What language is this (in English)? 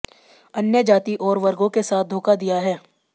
Hindi